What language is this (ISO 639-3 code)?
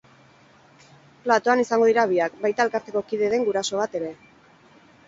eus